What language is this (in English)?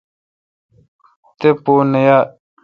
Kalkoti